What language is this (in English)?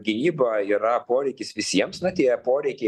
Lithuanian